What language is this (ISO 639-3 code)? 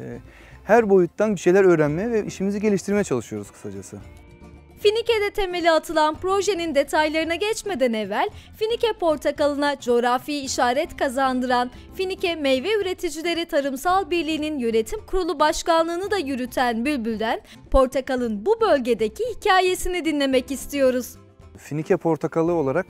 tur